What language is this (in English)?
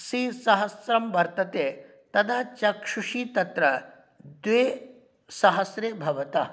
Sanskrit